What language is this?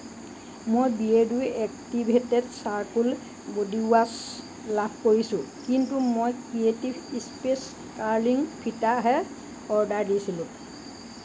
Assamese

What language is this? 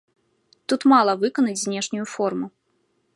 Belarusian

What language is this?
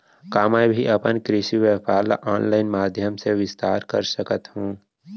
Chhattisgarhi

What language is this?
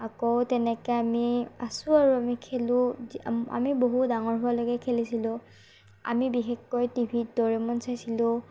Assamese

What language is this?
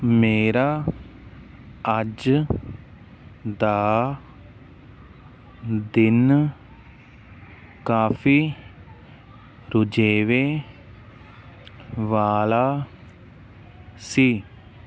Punjabi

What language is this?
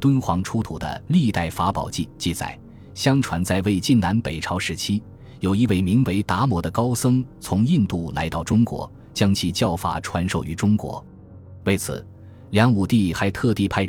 Chinese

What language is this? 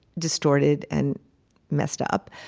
English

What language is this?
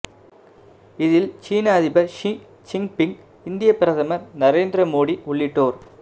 Tamil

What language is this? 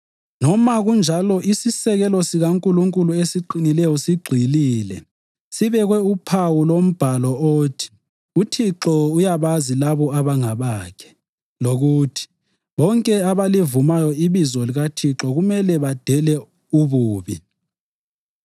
North Ndebele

